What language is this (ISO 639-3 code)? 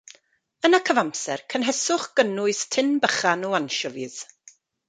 cym